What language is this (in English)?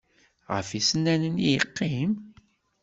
Kabyle